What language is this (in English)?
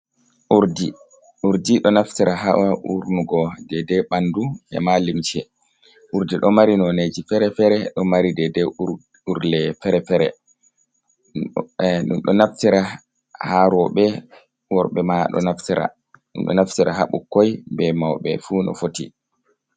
Fula